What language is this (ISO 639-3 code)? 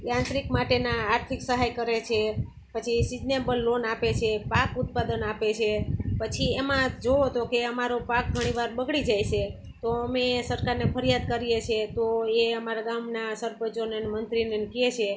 guj